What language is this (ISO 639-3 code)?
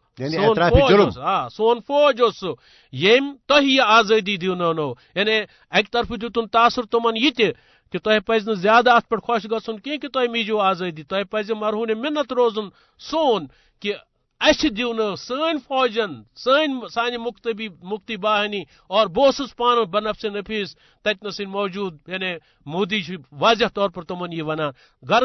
urd